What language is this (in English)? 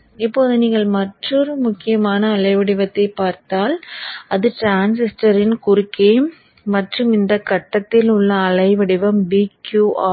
Tamil